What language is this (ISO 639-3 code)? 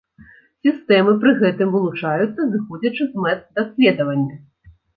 bel